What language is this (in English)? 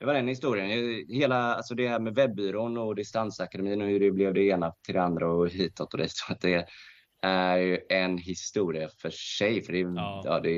Swedish